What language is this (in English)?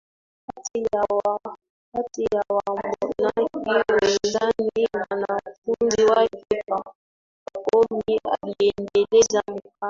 Swahili